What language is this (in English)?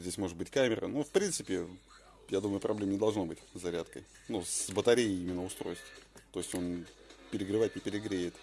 Russian